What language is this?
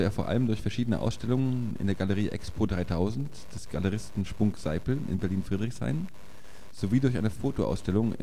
German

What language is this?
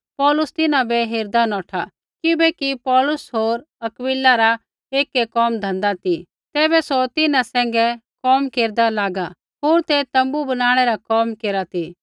Kullu Pahari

